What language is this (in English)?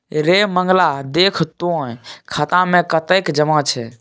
Maithili